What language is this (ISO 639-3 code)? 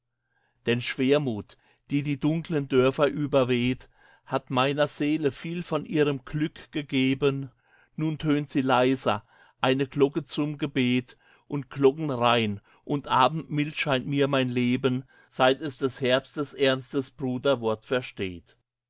deu